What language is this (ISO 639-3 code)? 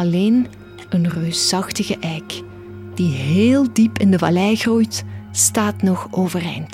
nld